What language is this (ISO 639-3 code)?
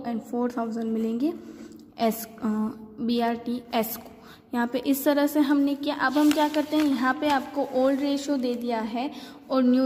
hin